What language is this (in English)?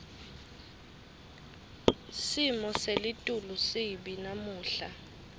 Swati